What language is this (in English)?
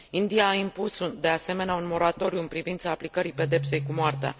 Romanian